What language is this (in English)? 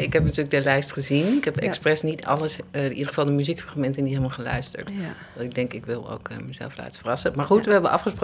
Dutch